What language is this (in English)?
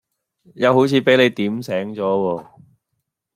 Cantonese